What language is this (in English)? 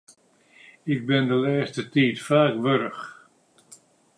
Western Frisian